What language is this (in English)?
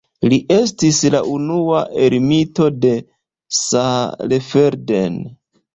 Esperanto